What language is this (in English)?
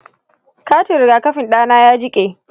Hausa